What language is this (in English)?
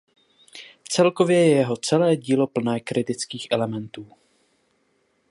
Czech